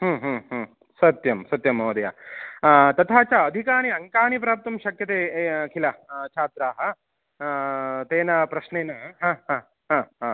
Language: Sanskrit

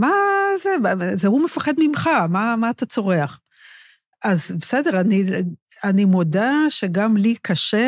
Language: Hebrew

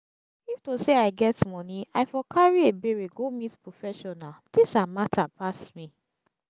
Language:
Nigerian Pidgin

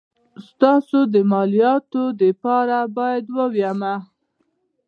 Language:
Pashto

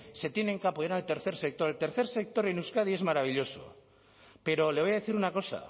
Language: Spanish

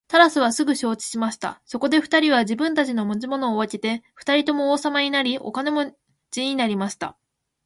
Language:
Japanese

